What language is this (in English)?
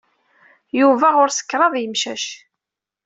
Kabyle